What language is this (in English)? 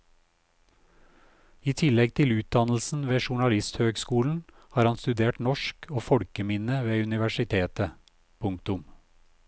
Norwegian